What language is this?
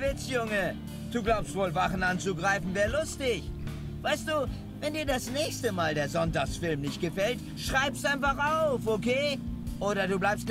German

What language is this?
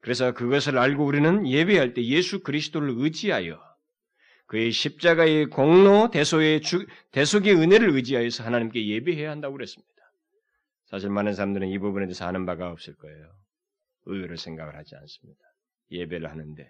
Korean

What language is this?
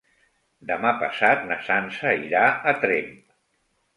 Catalan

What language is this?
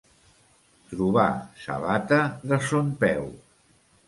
Catalan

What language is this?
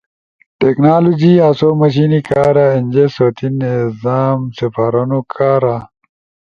Ushojo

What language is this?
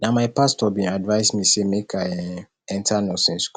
Nigerian Pidgin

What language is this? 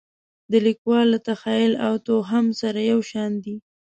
Pashto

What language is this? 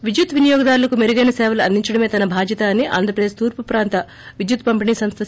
Telugu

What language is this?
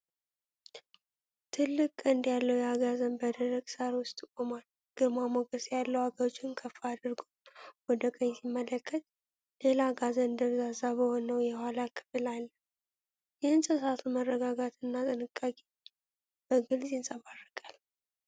Amharic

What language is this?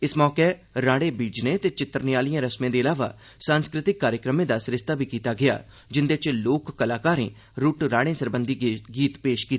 Dogri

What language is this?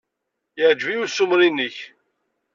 Kabyle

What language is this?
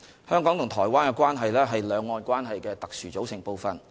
Cantonese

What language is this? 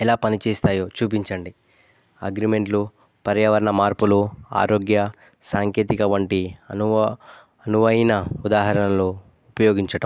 Telugu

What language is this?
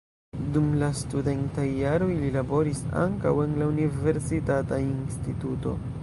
Esperanto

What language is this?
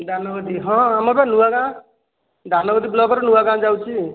Odia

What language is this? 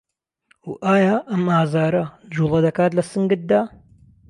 Central Kurdish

